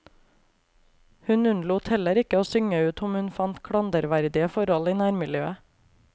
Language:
Norwegian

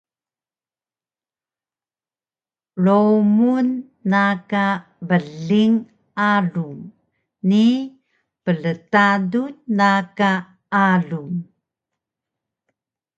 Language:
Taroko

